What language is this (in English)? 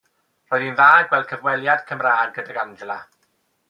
Welsh